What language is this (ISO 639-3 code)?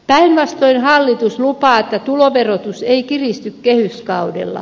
fin